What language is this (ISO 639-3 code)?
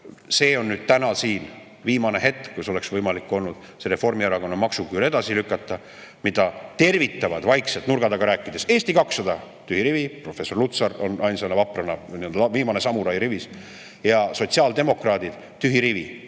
est